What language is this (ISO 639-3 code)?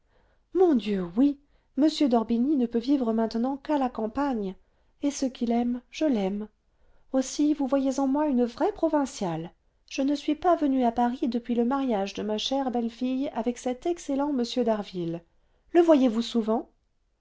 fra